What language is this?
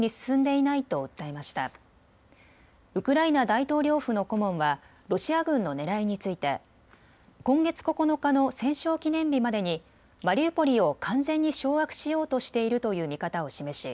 Japanese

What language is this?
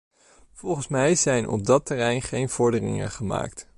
Dutch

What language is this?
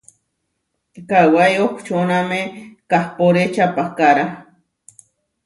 Huarijio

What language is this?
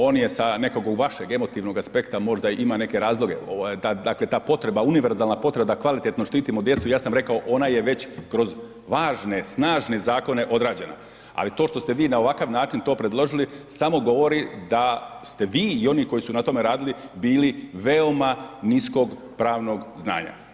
Croatian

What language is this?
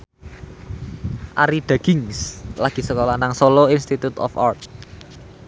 Javanese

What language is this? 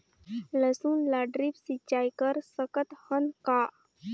Chhattisgarhi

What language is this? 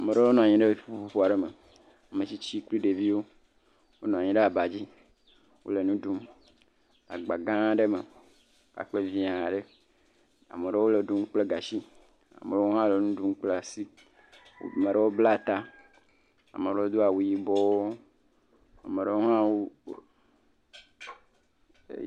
Ewe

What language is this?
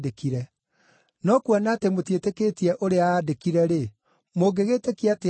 Kikuyu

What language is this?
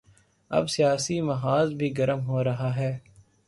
Urdu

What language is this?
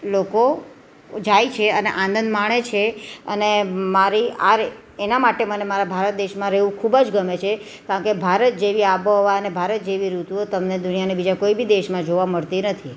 Gujarati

